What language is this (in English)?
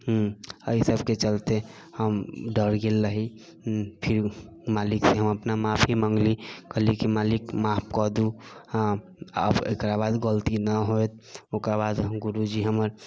Maithili